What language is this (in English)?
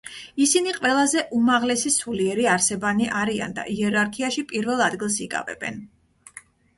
Georgian